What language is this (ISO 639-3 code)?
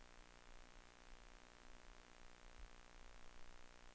dan